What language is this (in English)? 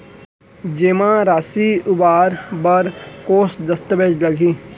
Chhattisgarhi